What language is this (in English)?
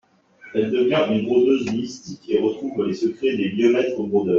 French